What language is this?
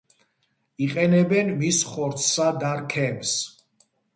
Georgian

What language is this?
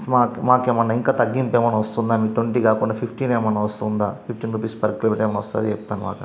Telugu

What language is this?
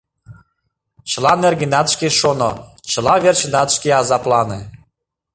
Mari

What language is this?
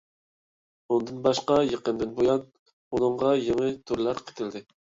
Uyghur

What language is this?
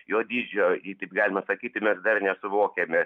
Lithuanian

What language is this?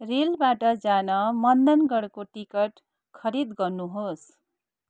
Nepali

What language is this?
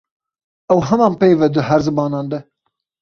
Kurdish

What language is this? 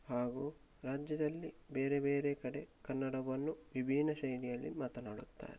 Kannada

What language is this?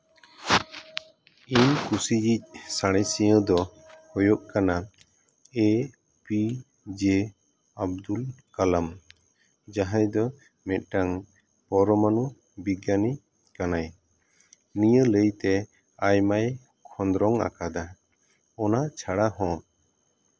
Santali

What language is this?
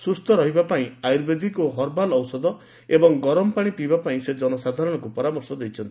Odia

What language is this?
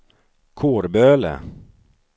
Swedish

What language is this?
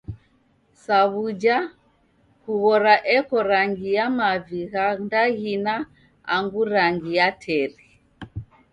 Taita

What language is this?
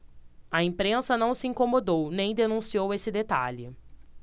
Portuguese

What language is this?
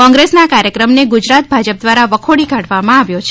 Gujarati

